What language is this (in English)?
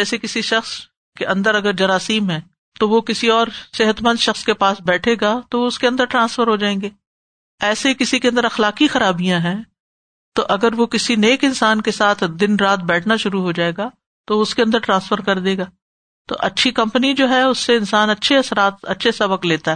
Urdu